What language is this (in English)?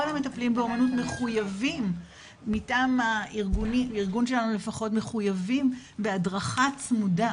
Hebrew